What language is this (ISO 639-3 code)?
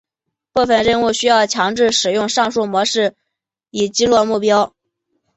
zho